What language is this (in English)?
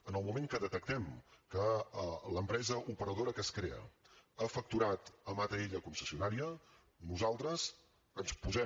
Catalan